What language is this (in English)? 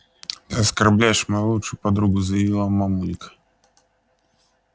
Russian